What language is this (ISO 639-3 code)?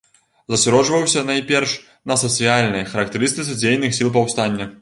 bel